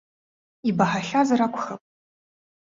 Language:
Abkhazian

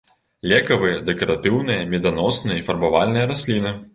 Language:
Belarusian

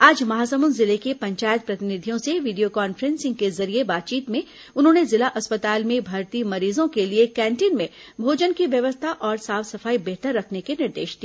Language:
Hindi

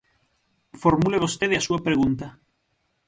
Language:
Galician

